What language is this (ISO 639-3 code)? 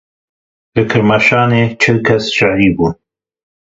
kur